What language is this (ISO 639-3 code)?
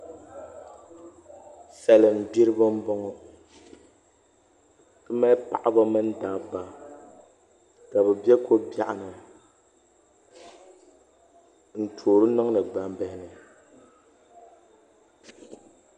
dag